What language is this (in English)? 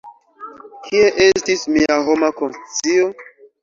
Esperanto